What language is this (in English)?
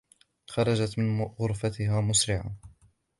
Arabic